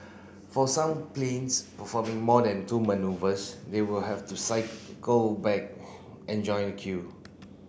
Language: English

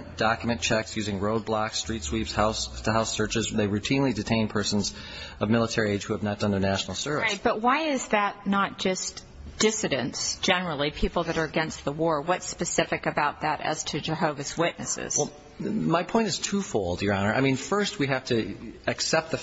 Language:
English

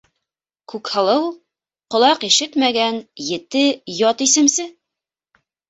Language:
Bashkir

